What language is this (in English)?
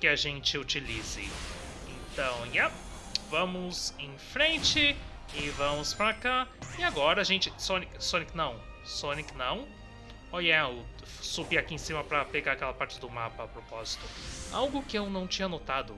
Portuguese